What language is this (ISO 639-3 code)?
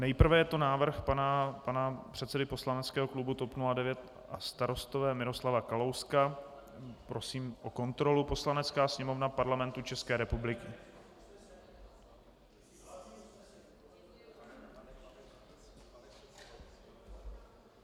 ces